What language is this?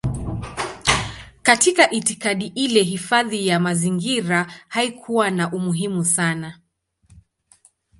Swahili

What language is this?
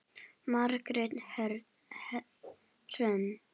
Icelandic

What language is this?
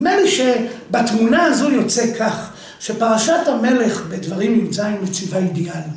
Hebrew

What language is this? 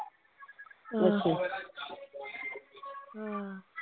Punjabi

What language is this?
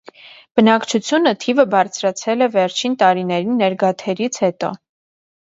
Armenian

